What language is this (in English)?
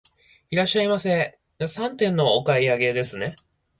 Japanese